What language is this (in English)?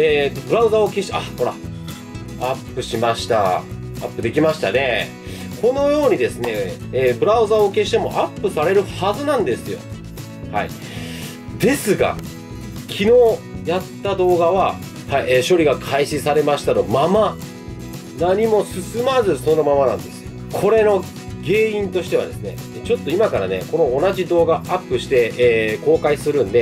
Japanese